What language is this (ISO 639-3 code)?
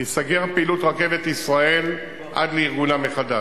heb